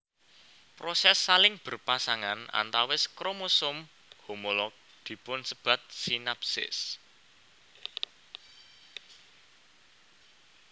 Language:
Javanese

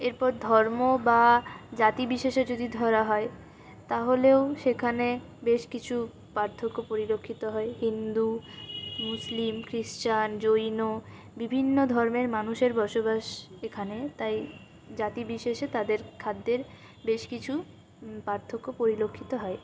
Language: Bangla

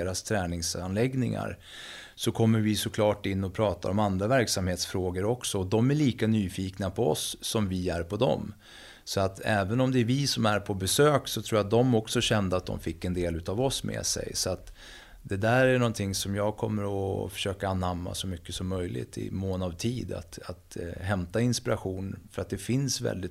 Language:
Swedish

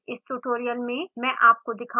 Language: Hindi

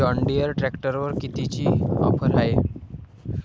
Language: Marathi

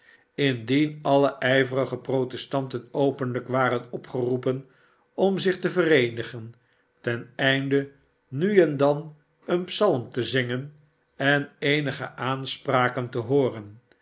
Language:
Dutch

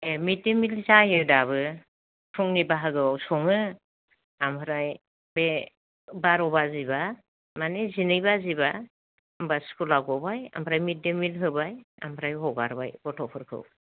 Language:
Bodo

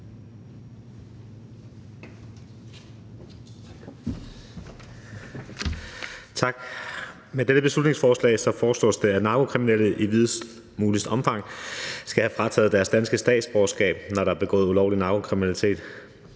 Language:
Danish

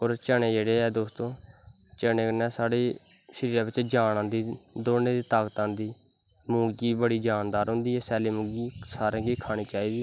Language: Dogri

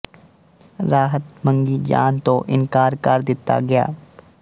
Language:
Punjabi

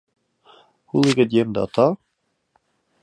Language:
Western Frisian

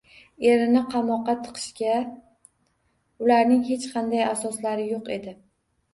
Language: Uzbek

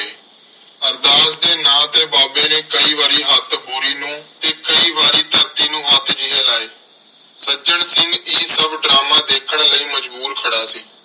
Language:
Punjabi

